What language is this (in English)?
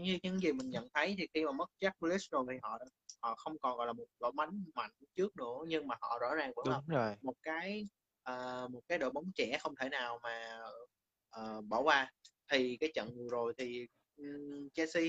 Vietnamese